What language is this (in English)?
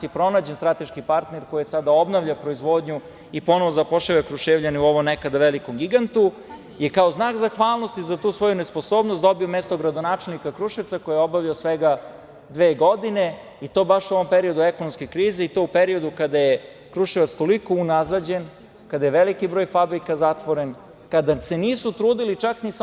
Serbian